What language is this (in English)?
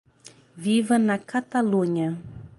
Portuguese